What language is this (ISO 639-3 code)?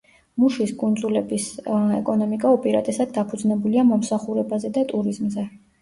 kat